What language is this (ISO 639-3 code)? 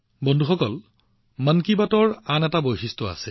asm